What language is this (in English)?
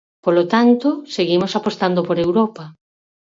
Galician